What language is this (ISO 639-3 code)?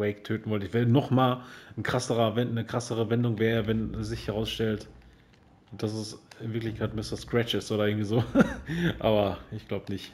deu